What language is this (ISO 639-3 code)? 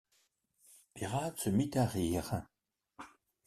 fra